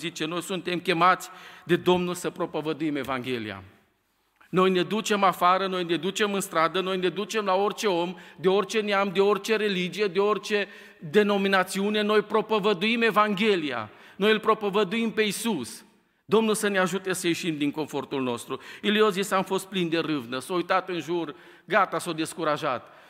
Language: Romanian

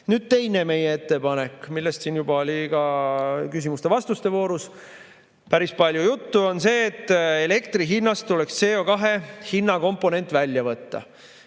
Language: Estonian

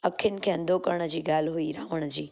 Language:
Sindhi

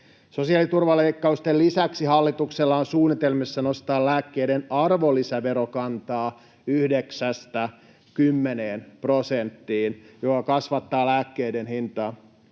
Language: Finnish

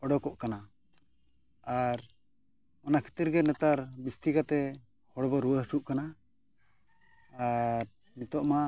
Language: Santali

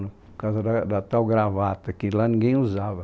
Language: Portuguese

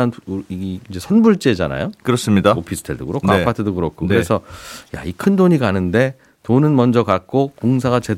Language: Korean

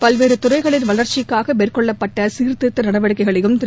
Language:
Tamil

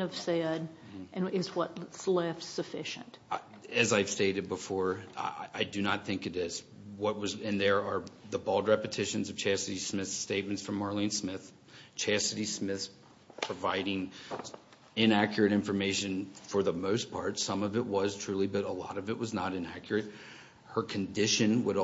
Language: English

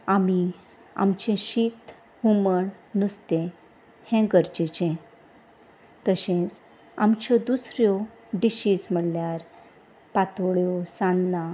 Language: Konkani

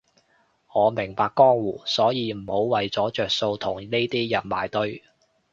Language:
Cantonese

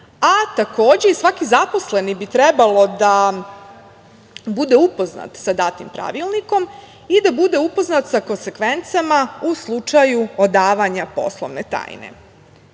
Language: Serbian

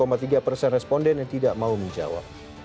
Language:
Indonesian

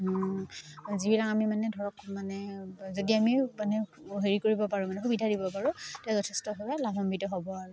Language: Assamese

